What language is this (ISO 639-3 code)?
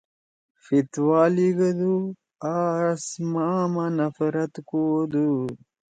trw